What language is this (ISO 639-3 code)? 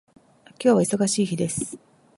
jpn